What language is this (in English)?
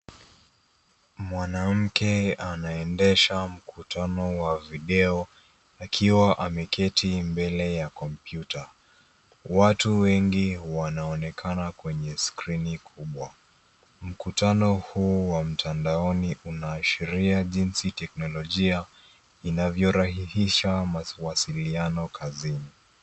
Swahili